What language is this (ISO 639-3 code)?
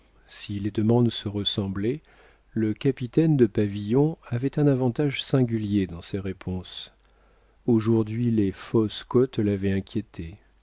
fra